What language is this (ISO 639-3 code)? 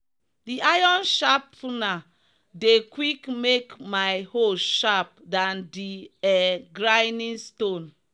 pcm